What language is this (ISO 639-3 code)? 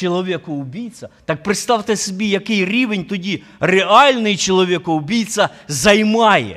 ukr